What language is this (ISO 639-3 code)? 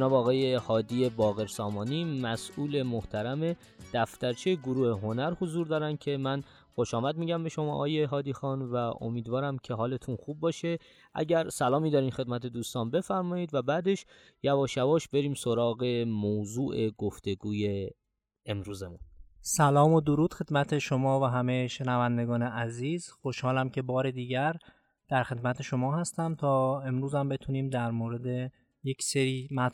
fas